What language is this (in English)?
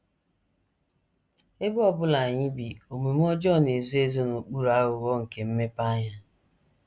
Igbo